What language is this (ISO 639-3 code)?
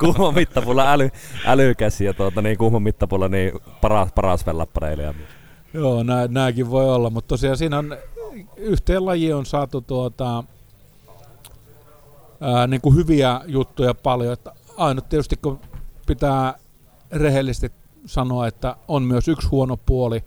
fin